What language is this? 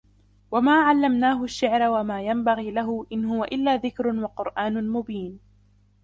Arabic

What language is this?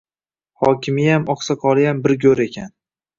Uzbek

